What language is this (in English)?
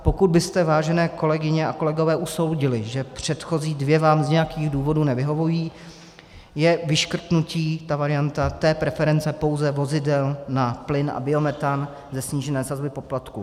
Czech